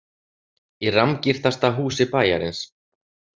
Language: Icelandic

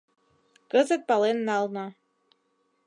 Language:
Mari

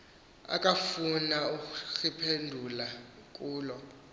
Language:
Xhosa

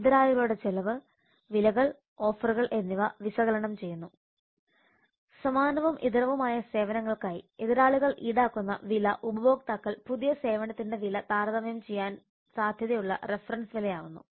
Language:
Malayalam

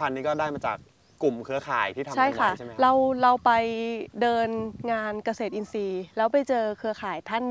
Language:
Thai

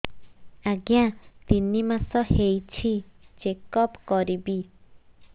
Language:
Odia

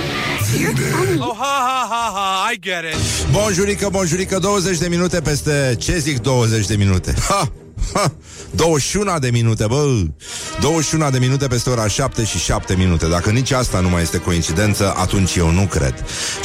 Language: Romanian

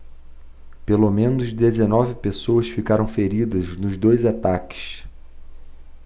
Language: Portuguese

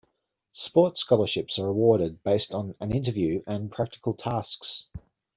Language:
English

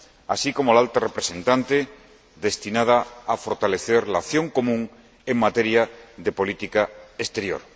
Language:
Spanish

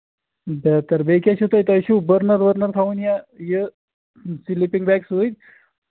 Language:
Kashmiri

